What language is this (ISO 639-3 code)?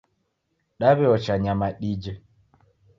dav